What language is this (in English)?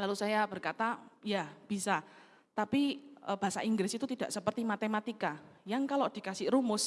Indonesian